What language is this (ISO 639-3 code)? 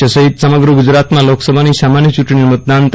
guj